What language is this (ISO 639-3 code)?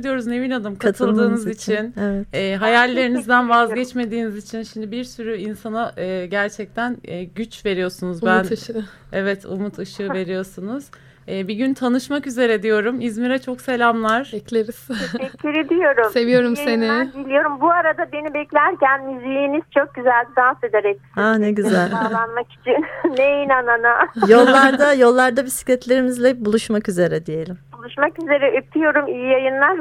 tur